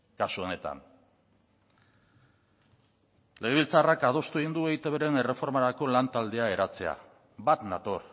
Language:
Basque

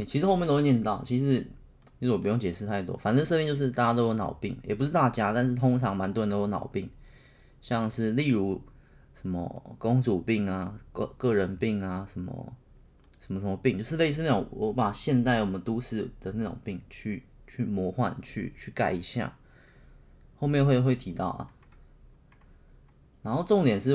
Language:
Chinese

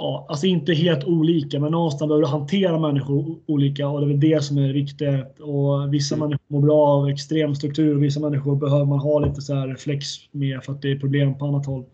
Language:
Swedish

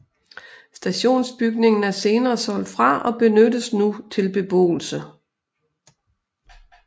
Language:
Danish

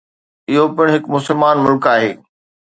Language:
Sindhi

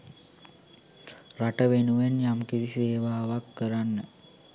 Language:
Sinhala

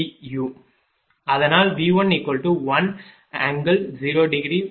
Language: Tamil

